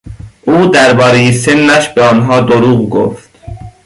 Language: Persian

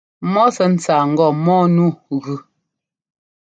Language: Ngomba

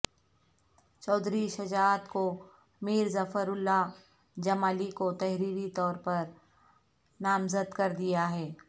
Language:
Urdu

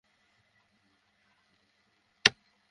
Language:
Bangla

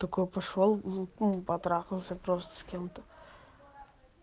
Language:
Russian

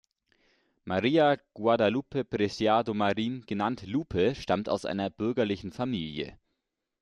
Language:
German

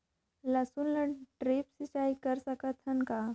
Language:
Chhattisgarhi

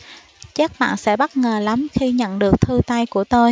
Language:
Vietnamese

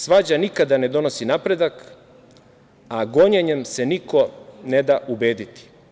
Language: Serbian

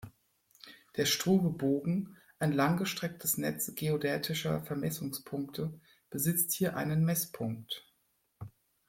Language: German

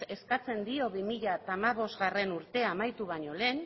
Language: Basque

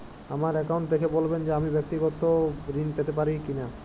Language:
Bangla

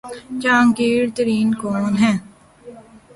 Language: Urdu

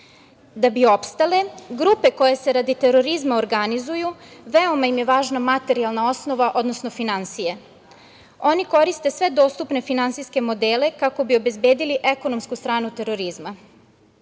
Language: Serbian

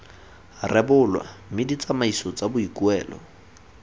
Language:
Tswana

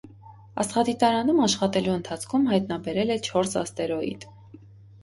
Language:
Armenian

